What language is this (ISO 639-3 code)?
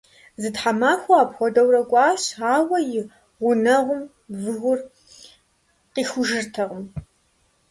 kbd